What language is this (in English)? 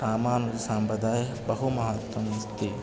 Sanskrit